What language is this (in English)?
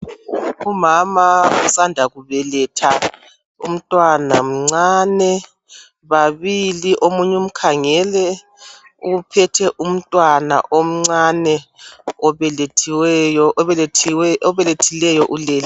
North Ndebele